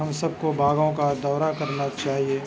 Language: Urdu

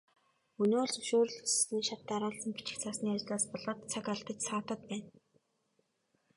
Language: Mongolian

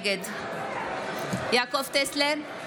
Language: Hebrew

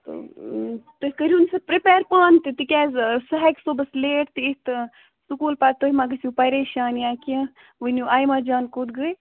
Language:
Kashmiri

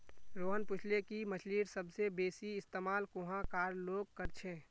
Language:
Magahi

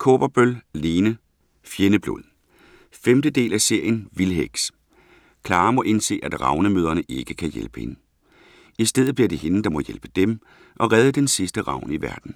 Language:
Danish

